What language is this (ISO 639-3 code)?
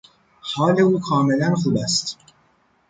fas